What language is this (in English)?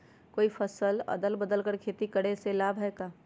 Magahi